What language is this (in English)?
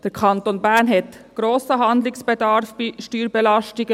Swiss German